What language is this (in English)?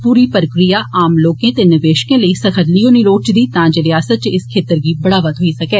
Dogri